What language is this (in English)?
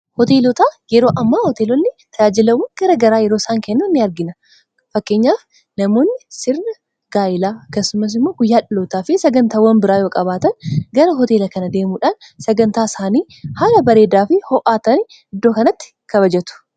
Oromo